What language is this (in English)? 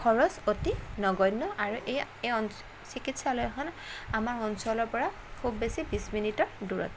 Assamese